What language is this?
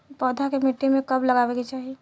Bhojpuri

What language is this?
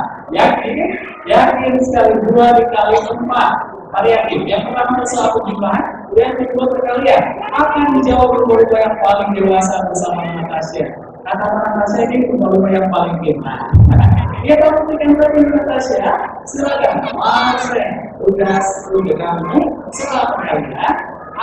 Indonesian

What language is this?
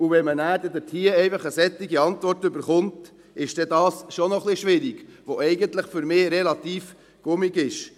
Swiss German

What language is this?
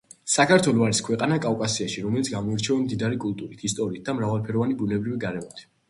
Georgian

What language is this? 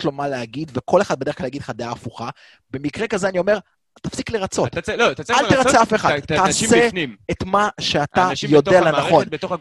Hebrew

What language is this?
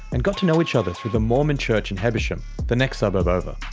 English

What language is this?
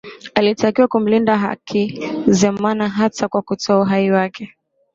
Swahili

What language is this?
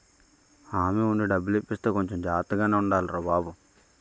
Telugu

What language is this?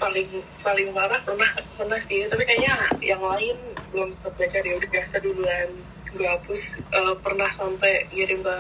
Indonesian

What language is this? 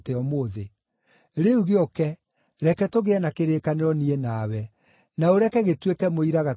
Kikuyu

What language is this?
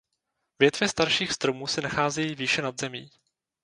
Czech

